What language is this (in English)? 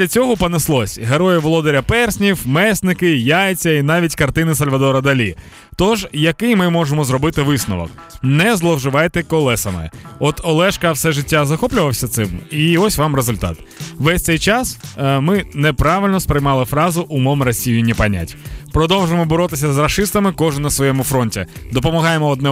Ukrainian